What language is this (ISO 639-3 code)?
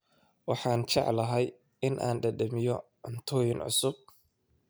som